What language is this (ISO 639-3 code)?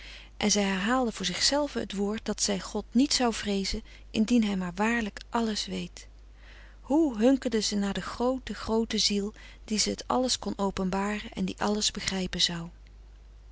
nld